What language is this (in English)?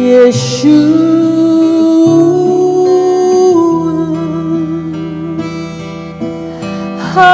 Turkish